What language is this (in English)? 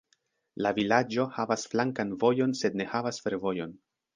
Esperanto